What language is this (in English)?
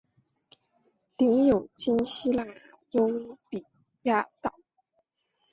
Chinese